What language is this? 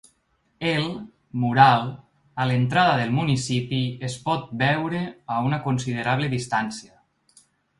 Catalan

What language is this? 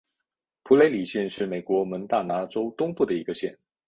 Chinese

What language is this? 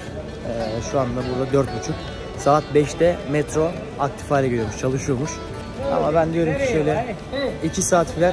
Turkish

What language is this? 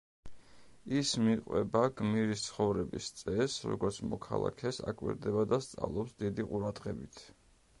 Georgian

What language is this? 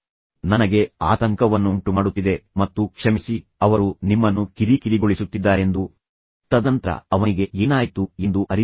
Kannada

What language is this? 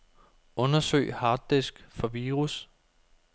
Danish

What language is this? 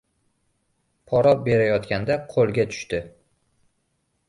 Uzbek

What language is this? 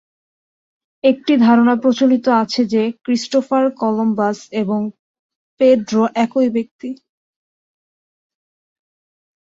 Bangla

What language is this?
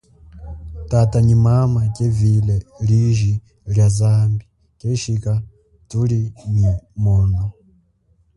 Chokwe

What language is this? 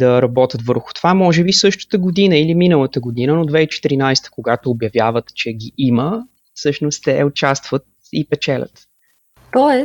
Bulgarian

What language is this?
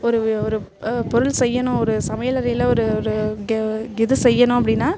Tamil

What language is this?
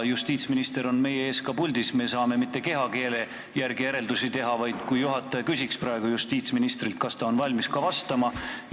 Estonian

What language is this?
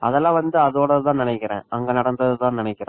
Tamil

